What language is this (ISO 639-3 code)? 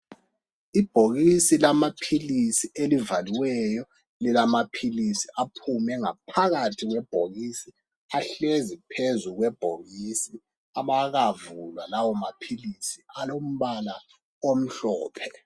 nde